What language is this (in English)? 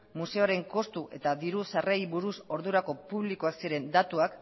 Basque